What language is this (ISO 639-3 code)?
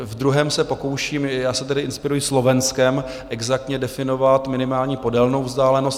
ces